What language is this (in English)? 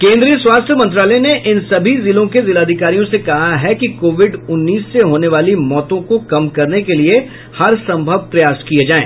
Hindi